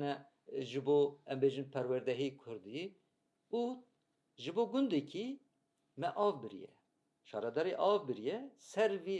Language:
Turkish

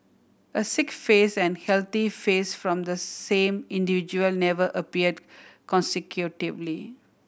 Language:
English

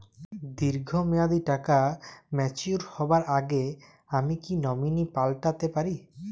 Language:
Bangla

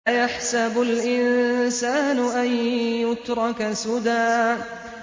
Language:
Arabic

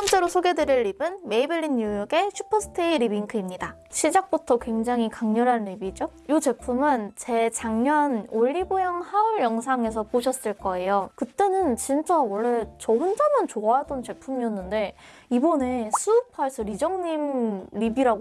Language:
Korean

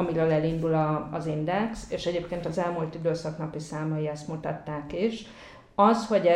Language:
Hungarian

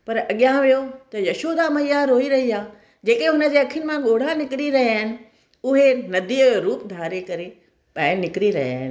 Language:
Sindhi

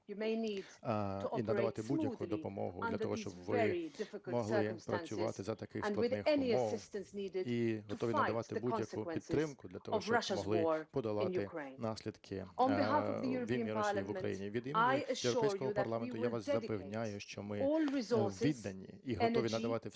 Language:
Ukrainian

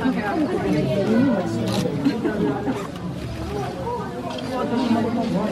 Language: Japanese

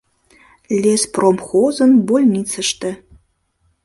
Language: Mari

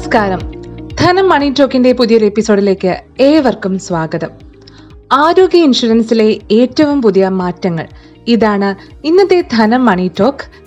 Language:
Malayalam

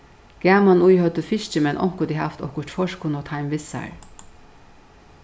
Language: Faroese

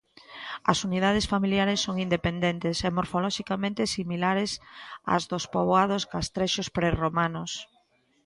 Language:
Galician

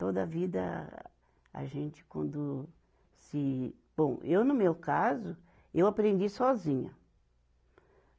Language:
Portuguese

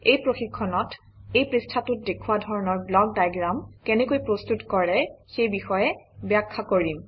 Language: Assamese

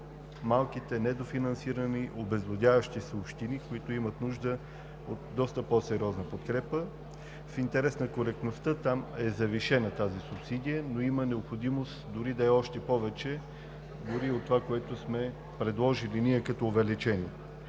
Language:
Bulgarian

